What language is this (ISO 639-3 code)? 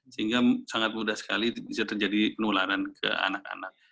ind